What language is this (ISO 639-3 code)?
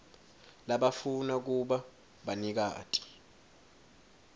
ssw